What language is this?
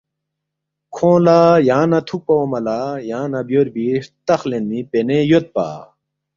Balti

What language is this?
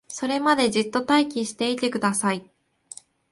Japanese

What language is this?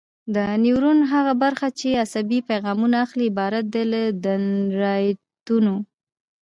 Pashto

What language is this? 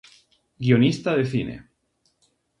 Galician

